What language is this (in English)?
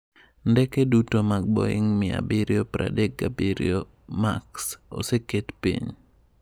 Luo (Kenya and Tanzania)